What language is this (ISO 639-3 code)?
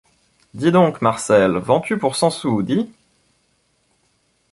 fra